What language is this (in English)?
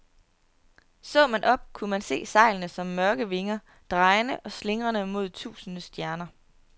Danish